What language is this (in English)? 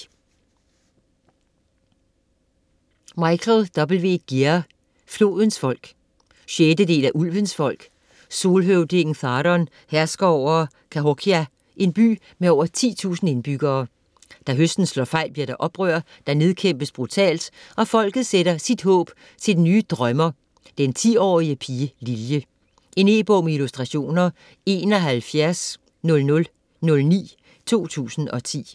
Danish